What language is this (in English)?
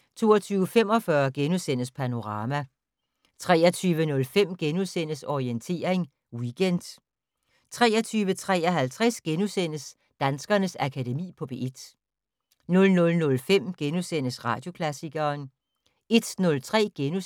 Danish